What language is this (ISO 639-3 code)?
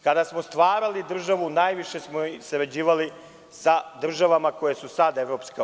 srp